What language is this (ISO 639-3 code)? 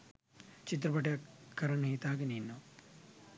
sin